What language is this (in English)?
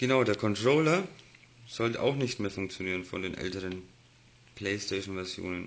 German